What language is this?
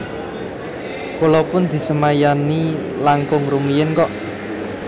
Javanese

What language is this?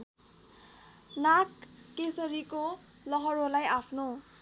Nepali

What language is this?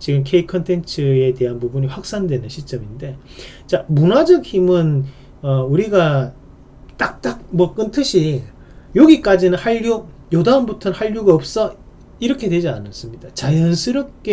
Korean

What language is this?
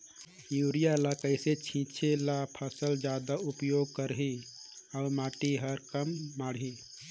Chhattisgarhi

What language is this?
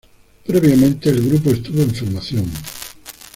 Spanish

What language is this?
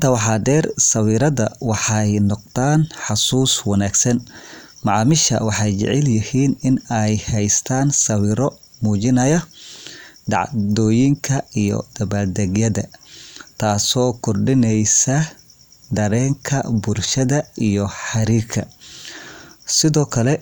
Somali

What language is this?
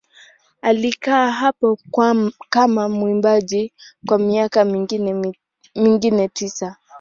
Swahili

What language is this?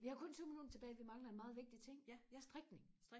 Danish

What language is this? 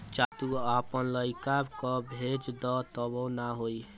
Bhojpuri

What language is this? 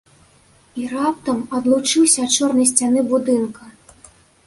Belarusian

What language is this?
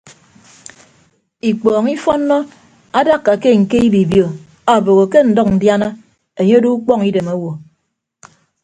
Ibibio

